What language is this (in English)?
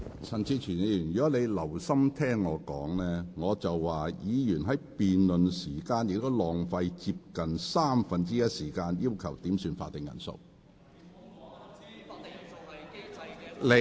Cantonese